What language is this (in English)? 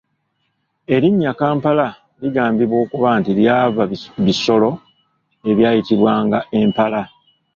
Ganda